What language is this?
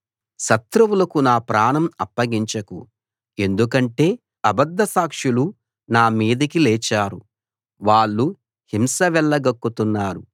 Telugu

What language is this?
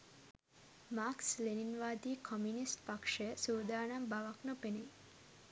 Sinhala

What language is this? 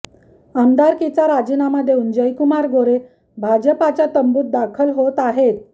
Marathi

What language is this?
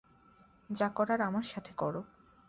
Bangla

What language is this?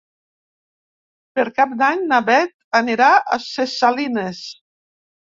Catalan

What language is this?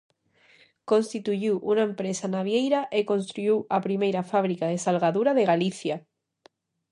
Galician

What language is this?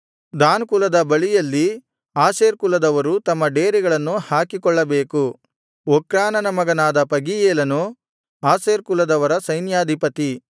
Kannada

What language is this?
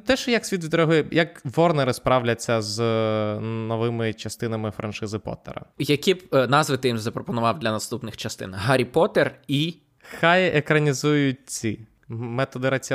Ukrainian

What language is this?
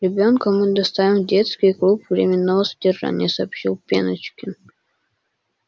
Russian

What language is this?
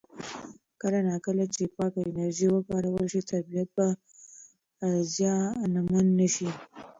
Pashto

